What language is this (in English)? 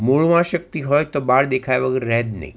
Gujarati